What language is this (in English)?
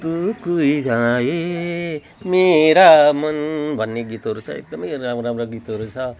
Nepali